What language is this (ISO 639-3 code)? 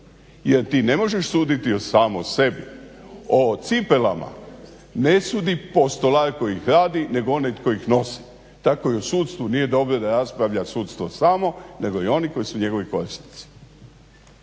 hrv